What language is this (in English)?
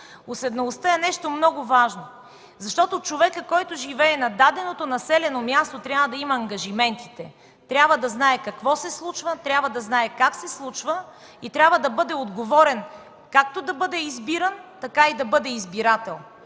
Bulgarian